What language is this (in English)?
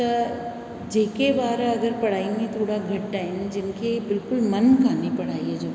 Sindhi